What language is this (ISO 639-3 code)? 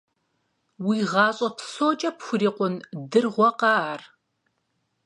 kbd